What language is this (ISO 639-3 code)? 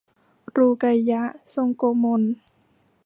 tha